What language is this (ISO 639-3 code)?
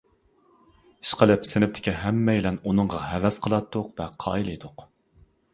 uig